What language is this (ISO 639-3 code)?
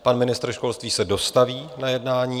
ces